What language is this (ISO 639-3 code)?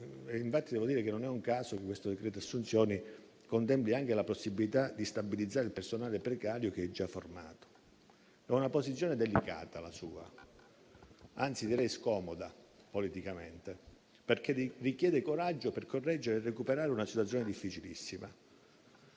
ita